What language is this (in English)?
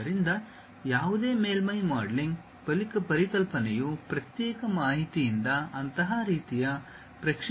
Kannada